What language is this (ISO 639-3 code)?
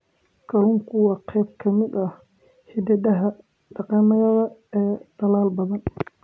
som